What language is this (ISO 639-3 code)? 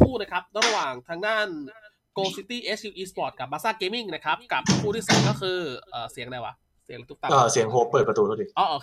tha